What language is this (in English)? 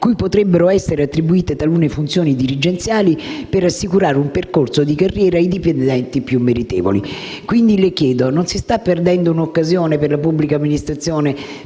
Italian